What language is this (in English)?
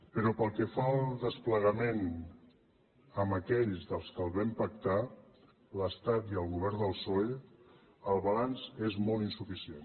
Catalan